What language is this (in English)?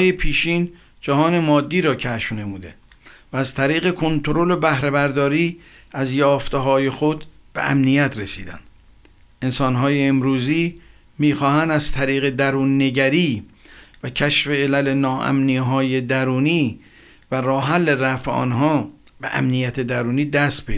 Persian